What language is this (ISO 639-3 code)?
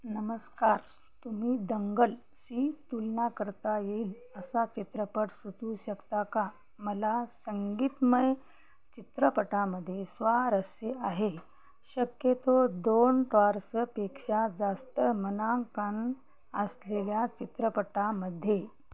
mar